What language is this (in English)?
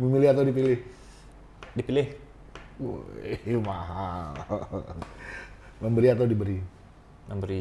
Indonesian